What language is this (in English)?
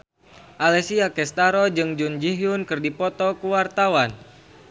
Sundanese